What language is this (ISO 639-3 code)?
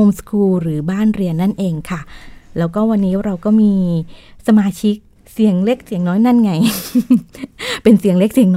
tha